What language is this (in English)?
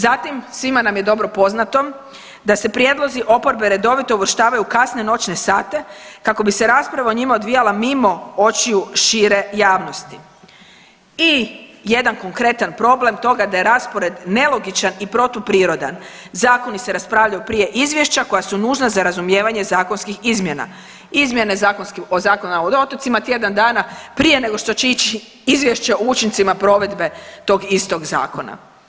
Croatian